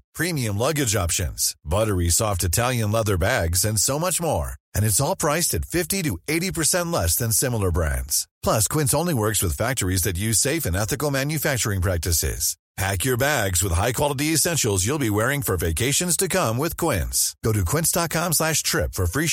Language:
Filipino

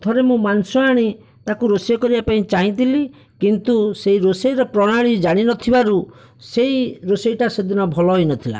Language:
Odia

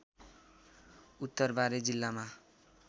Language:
Nepali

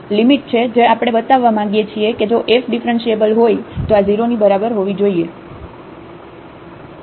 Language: Gujarati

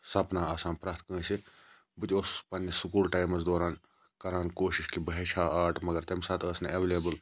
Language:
Kashmiri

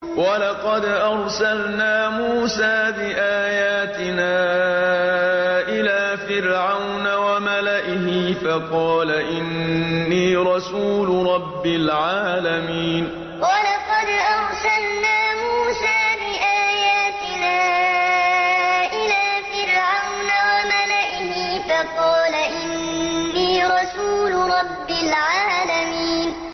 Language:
Arabic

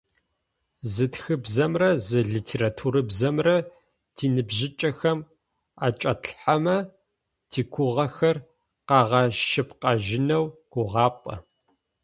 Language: Adyghe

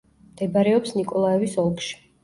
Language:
Georgian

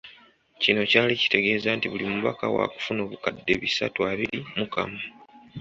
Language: Ganda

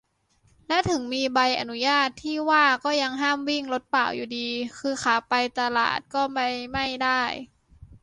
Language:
Thai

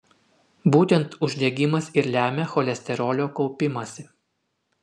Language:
Lithuanian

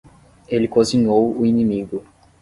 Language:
Portuguese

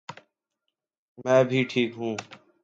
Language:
Urdu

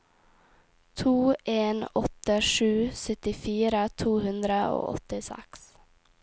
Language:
Norwegian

